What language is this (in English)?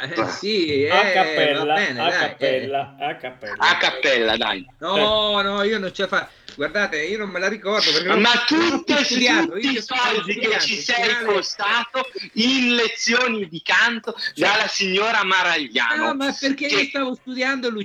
Italian